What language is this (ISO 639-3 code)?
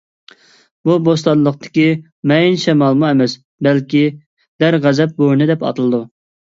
uig